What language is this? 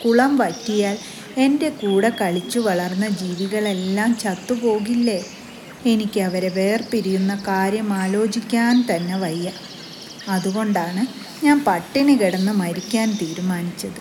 Malayalam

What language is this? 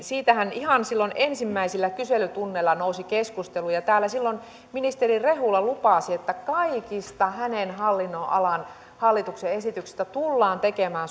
Finnish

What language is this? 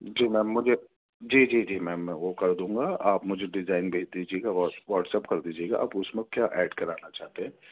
Urdu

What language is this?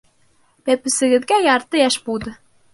Bashkir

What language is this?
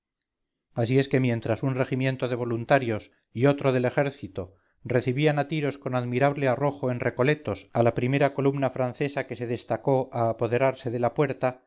Spanish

